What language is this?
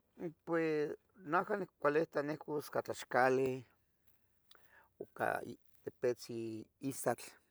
Tetelcingo Nahuatl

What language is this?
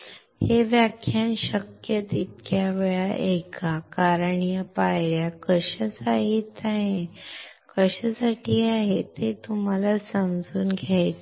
Marathi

